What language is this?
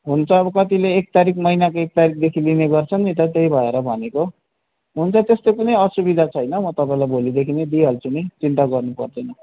Nepali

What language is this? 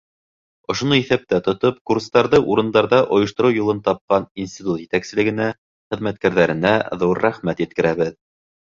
Bashkir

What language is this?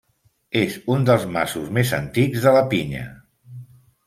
Catalan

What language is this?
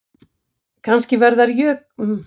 Icelandic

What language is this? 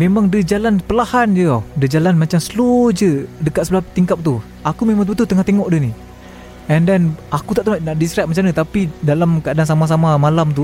Malay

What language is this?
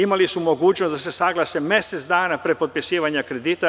Serbian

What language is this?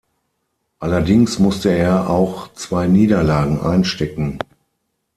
German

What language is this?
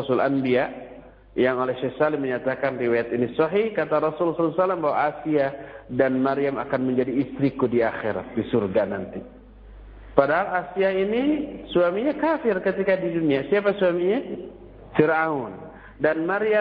Indonesian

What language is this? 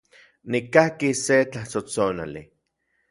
Central Puebla Nahuatl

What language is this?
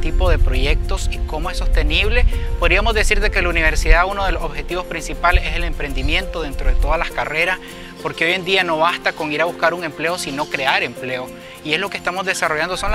Spanish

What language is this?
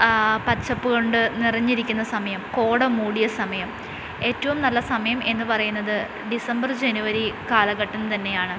Malayalam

